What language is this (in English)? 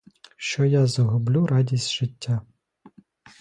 Ukrainian